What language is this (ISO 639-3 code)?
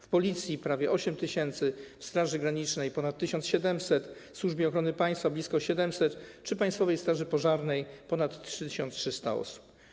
pol